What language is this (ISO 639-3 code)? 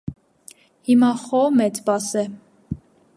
hye